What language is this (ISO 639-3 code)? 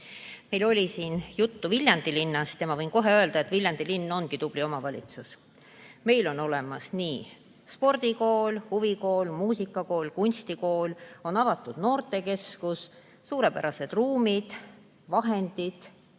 est